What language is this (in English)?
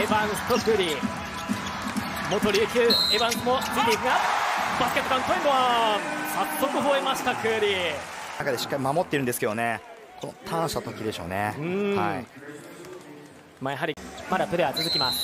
Japanese